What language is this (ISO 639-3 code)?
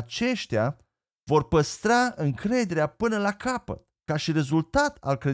ron